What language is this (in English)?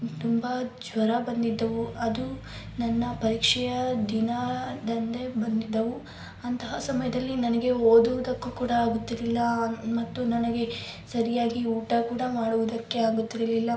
Kannada